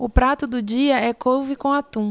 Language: Portuguese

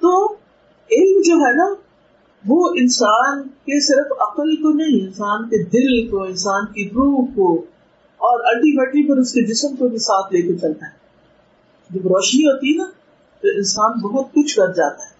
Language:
Urdu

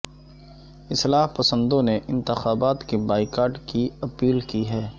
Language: Urdu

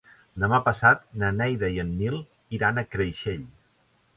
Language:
Catalan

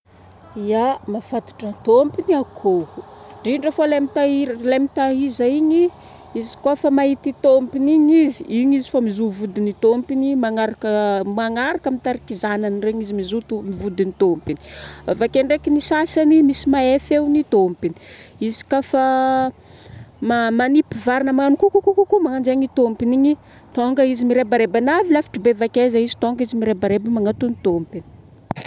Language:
Northern Betsimisaraka Malagasy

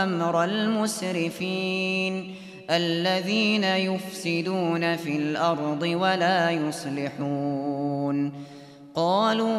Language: Arabic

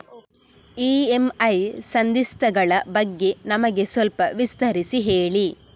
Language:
Kannada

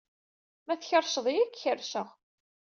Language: Kabyle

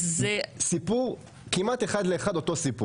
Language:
Hebrew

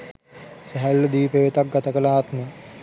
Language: Sinhala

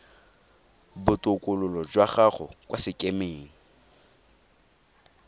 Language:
Tswana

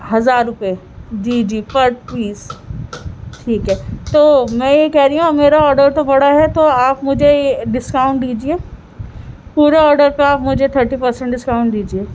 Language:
Urdu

